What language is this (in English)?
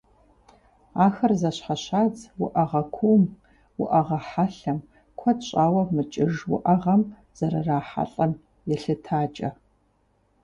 Kabardian